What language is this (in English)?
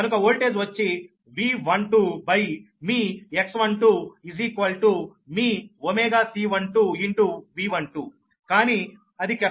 Telugu